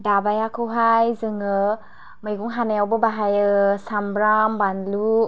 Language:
Bodo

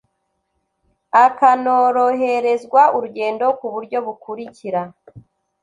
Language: Kinyarwanda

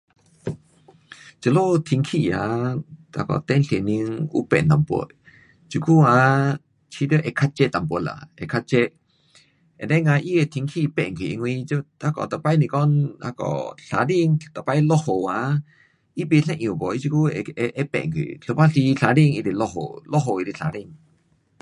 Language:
Pu-Xian Chinese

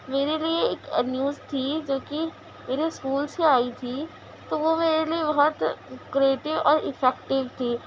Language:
Urdu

